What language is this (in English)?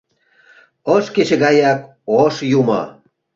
Mari